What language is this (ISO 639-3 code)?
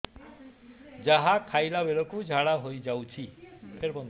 ori